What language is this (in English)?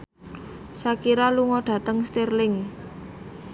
Javanese